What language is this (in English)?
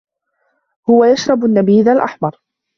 Arabic